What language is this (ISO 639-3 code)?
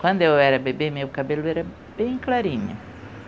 por